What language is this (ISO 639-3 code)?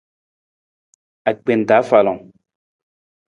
nmz